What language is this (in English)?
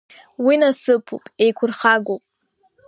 Abkhazian